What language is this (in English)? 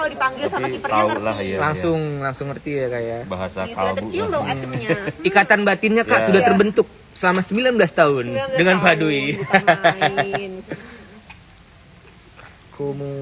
Indonesian